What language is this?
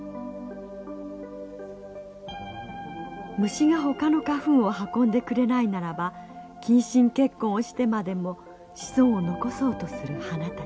Japanese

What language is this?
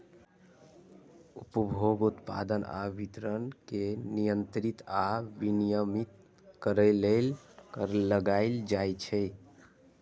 Maithili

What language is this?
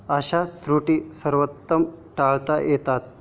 Marathi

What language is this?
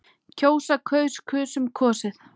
Icelandic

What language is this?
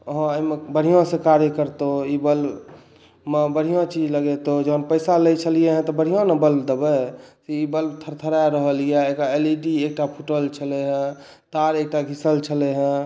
Maithili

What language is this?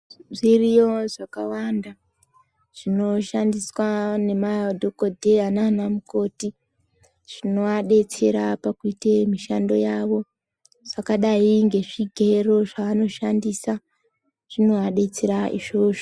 Ndau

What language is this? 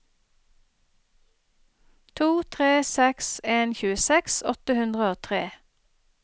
Norwegian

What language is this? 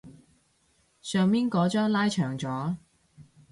Cantonese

